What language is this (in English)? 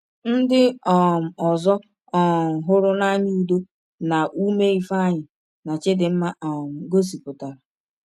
Igbo